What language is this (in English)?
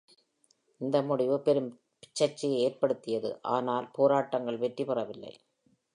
Tamil